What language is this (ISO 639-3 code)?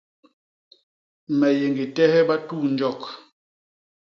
bas